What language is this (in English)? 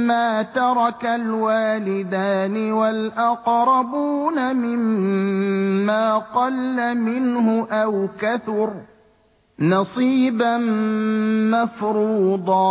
Arabic